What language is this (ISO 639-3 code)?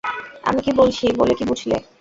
ben